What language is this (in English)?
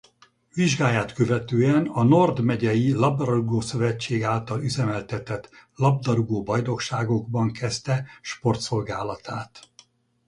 Hungarian